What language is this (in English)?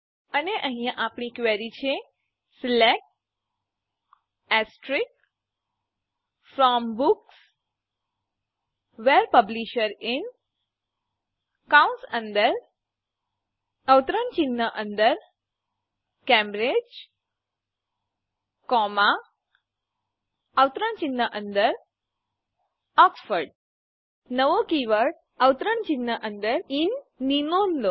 Gujarati